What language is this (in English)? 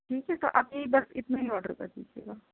Urdu